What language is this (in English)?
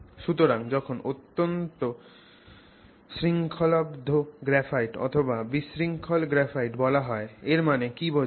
Bangla